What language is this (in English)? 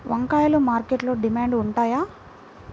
Telugu